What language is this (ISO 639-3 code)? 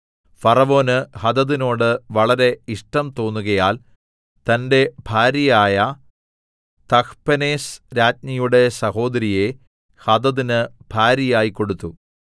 mal